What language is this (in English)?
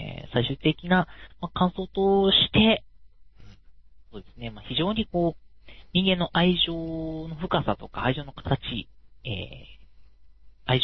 Japanese